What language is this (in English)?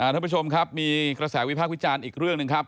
Thai